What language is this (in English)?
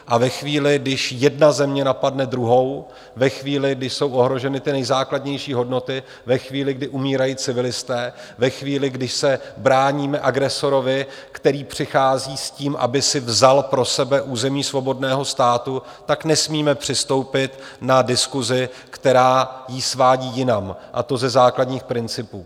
Czech